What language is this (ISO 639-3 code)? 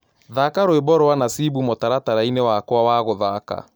kik